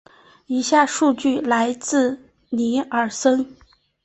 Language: Chinese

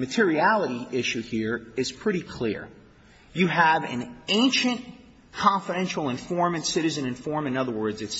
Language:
English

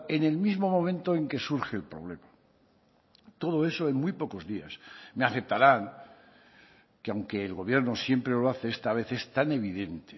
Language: Spanish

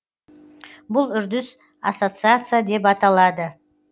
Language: Kazakh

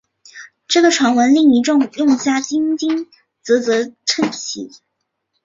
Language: Chinese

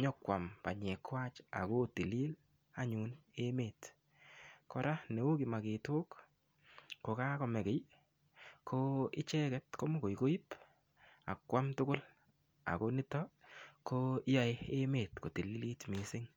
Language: Kalenjin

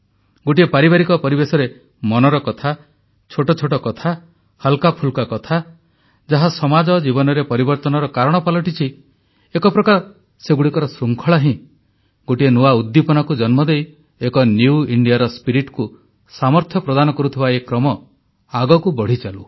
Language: Odia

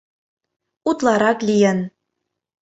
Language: Mari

